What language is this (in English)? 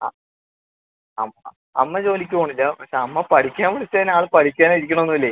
Malayalam